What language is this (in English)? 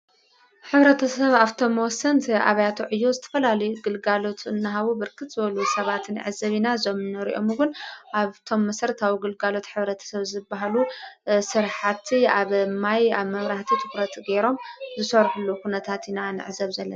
Tigrinya